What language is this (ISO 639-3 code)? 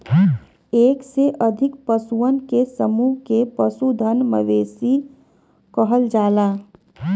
bho